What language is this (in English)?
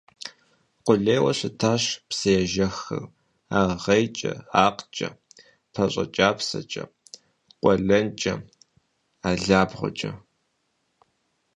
Kabardian